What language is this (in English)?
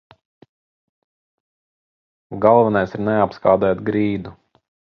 Latvian